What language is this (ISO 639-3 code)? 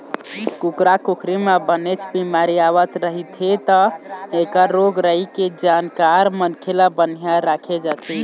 hne